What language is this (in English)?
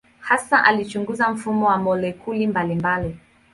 Swahili